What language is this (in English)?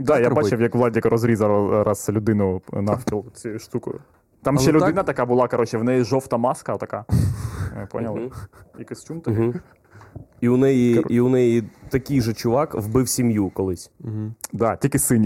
Ukrainian